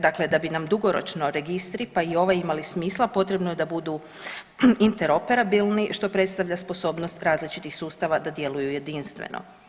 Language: Croatian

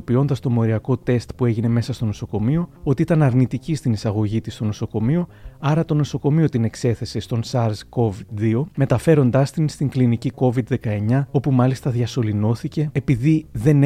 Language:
Greek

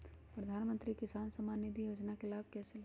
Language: Magahi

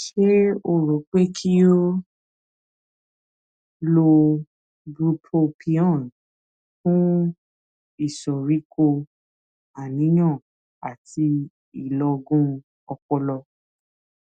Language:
Yoruba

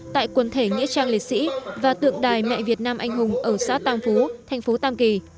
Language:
Vietnamese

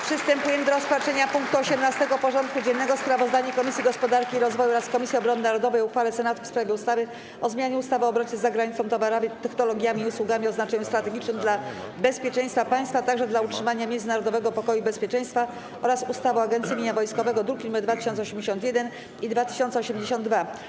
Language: Polish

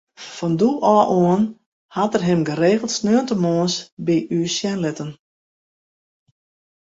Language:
Western Frisian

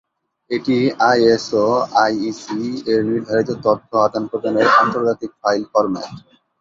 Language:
Bangla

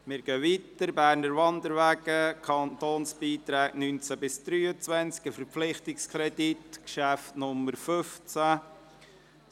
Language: Swiss German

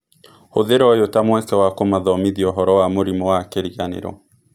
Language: Kikuyu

